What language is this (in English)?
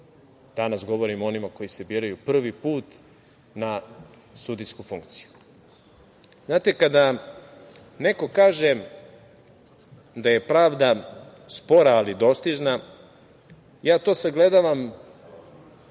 Serbian